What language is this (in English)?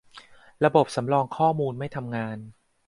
Thai